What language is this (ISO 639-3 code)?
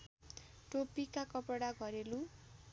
nep